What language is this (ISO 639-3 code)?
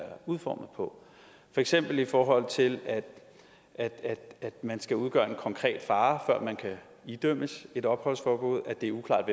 dan